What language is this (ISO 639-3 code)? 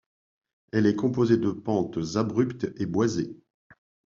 fra